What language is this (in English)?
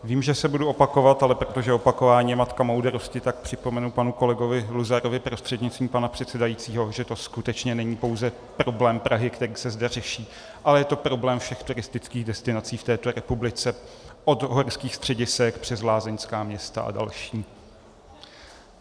Czech